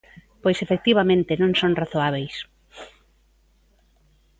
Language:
Galician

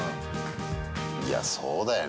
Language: Japanese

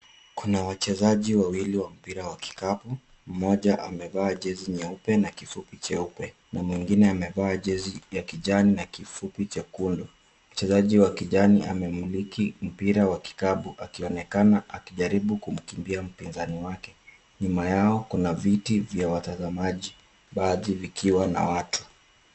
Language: Swahili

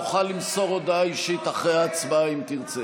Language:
Hebrew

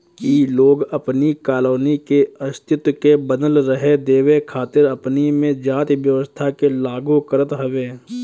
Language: Bhojpuri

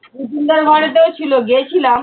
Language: Bangla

